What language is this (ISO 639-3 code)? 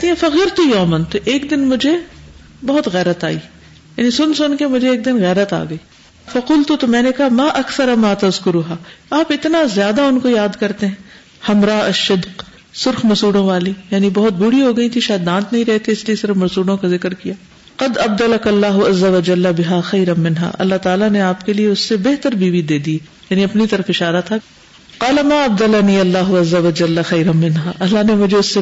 urd